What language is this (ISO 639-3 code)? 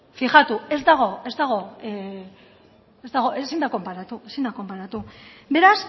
eus